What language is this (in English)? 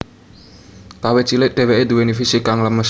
Javanese